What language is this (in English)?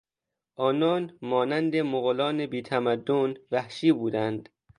Persian